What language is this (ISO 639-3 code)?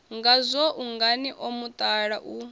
ven